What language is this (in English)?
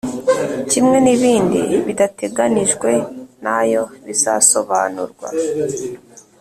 Kinyarwanda